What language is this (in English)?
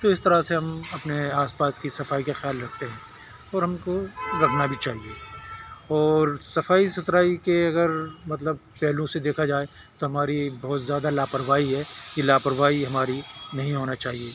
Urdu